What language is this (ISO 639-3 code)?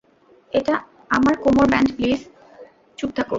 ben